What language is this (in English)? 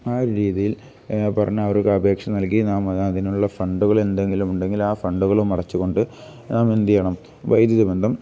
Malayalam